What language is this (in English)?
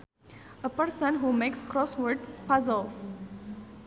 Sundanese